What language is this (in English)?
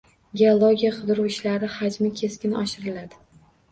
Uzbek